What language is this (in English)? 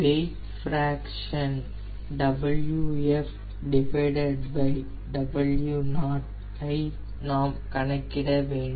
Tamil